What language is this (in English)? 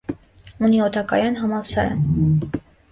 Armenian